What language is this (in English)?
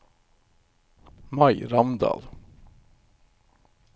Norwegian